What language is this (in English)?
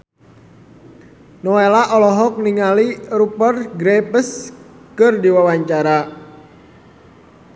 Sundanese